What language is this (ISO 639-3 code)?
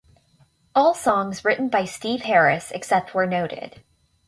eng